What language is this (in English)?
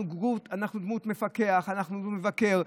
Hebrew